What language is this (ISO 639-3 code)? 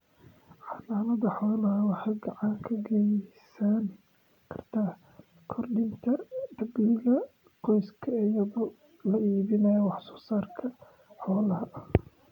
som